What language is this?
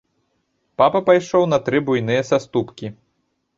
Belarusian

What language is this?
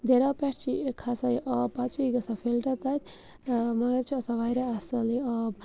Kashmiri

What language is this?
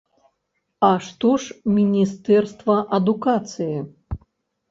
Belarusian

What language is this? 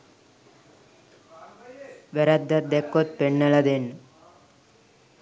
Sinhala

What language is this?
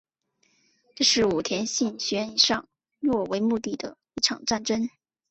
Chinese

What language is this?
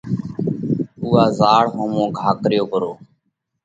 Parkari Koli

